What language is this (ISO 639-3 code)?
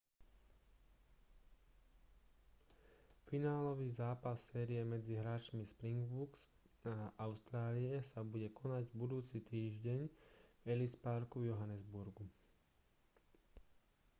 slk